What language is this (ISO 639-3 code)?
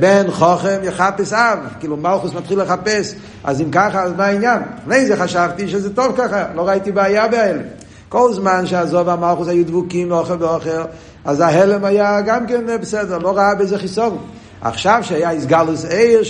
heb